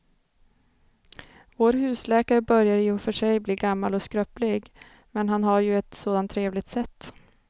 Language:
Swedish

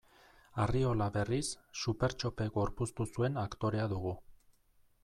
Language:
Basque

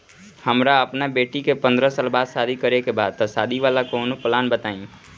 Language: Bhojpuri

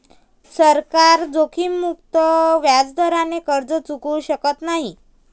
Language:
Marathi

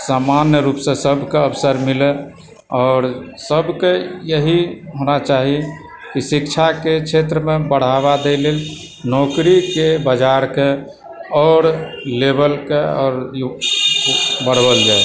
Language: Maithili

